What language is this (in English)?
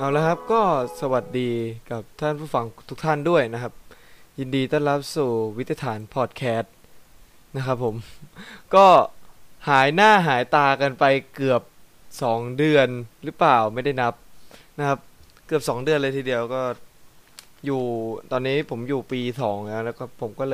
Thai